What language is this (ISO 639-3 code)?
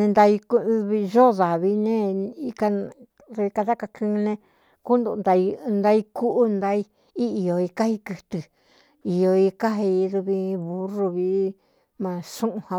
xtu